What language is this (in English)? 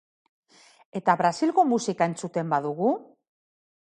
Basque